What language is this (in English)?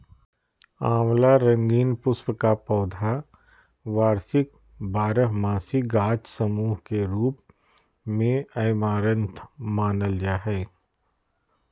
Magahi